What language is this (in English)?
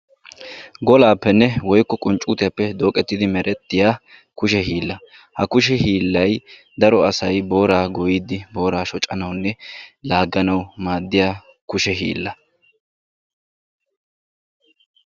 Wolaytta